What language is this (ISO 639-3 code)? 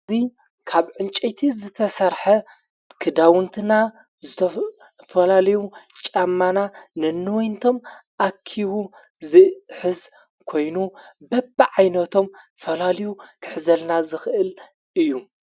tir